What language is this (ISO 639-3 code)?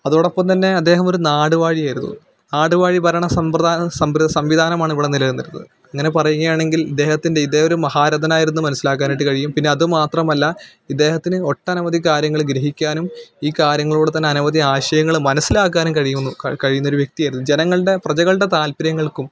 mal